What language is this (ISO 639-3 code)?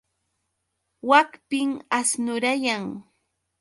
qux